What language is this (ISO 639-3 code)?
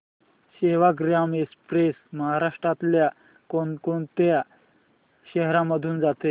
mar